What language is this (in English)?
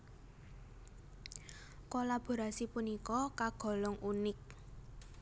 Javanese